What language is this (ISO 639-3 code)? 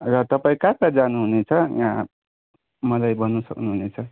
nep